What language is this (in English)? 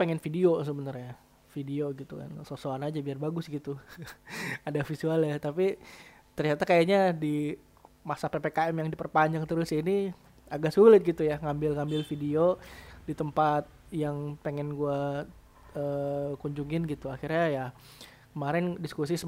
Indonesian